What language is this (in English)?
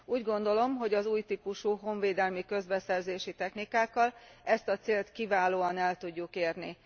Hungarian